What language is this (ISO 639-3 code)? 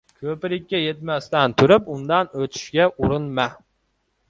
uzb